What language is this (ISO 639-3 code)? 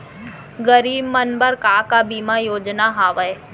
hne